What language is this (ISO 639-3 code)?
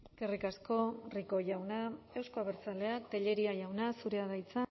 eus